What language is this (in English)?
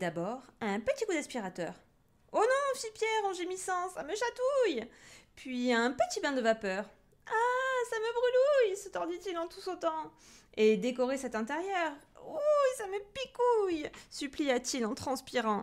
French